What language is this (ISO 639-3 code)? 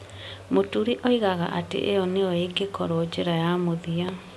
kik